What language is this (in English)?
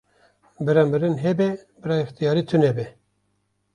Kurdish